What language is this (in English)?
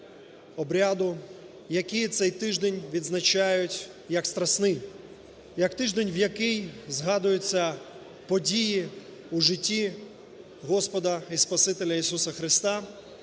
Ukrainian